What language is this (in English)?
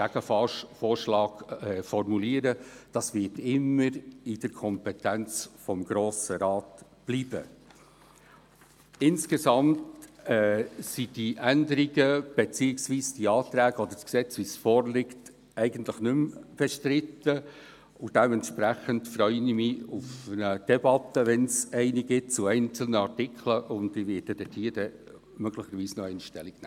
Swiss German